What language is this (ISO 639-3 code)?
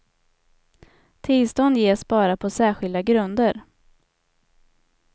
swe